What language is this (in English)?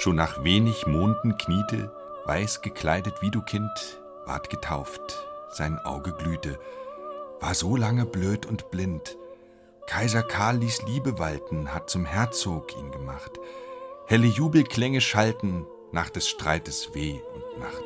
German